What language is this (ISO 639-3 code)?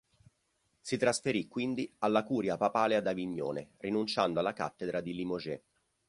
ita